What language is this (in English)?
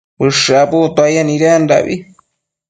Matsés